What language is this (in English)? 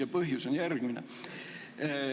Estonian